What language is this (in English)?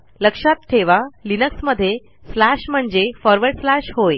Marathi